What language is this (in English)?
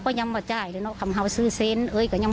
Thai